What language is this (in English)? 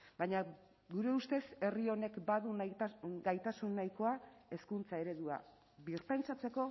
Basque